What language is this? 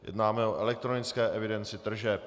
Czech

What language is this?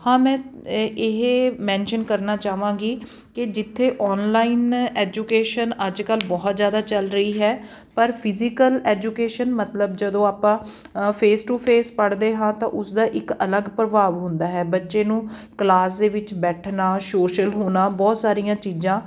Punjabi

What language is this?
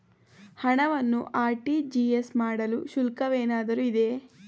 Kannada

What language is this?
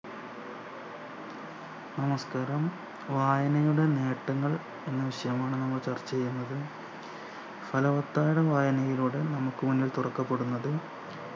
Malayalam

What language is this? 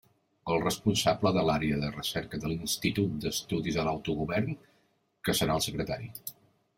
Catalan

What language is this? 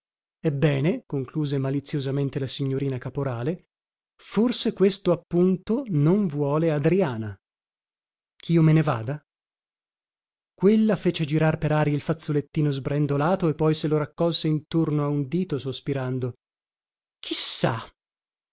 Italian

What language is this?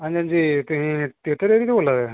Dogri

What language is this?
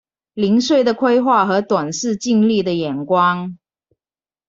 Chinese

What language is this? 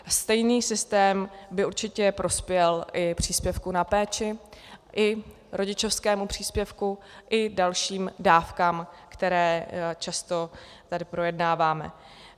Czech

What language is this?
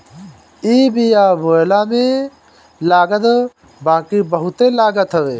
Bhojpuri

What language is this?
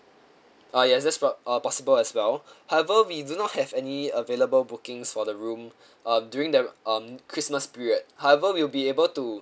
English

